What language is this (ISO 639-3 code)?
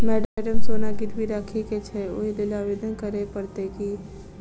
mai